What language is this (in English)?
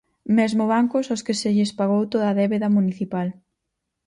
Galician